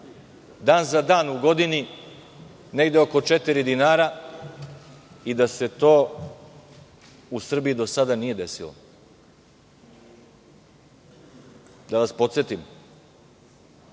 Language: Serbian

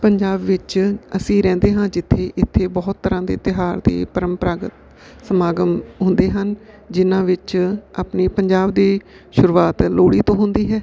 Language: Punjabi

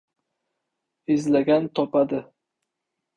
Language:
Uzbek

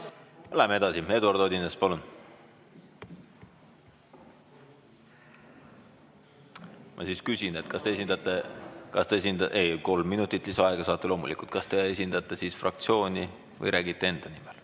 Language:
Estonian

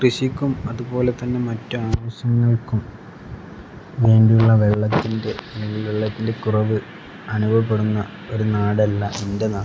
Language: Malayalam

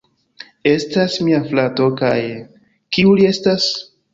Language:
Esperanto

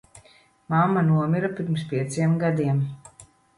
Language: Latvian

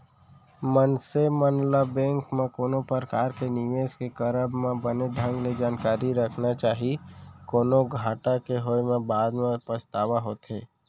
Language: Chhattisgarhi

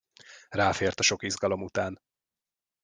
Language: Hungarian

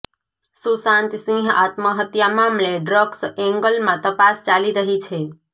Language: Gujarati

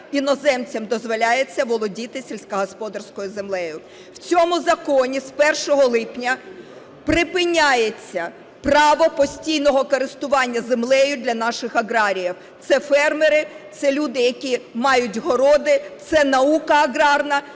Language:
Ukrainian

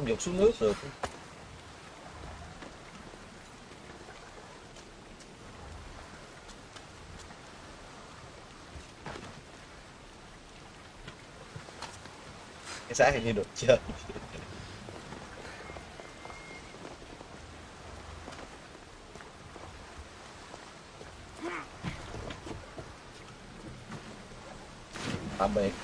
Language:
Vietnamese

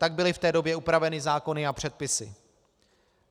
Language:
Czech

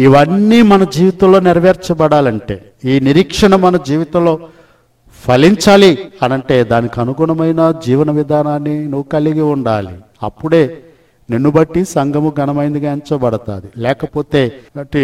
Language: Telugu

